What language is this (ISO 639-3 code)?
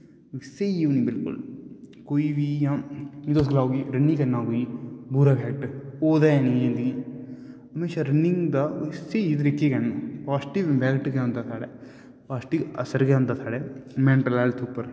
doi